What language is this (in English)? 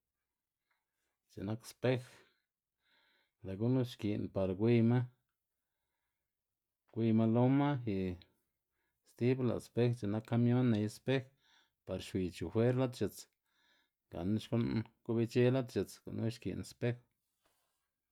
Xanaguía Zapotec